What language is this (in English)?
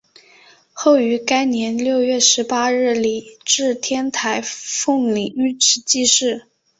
Chinese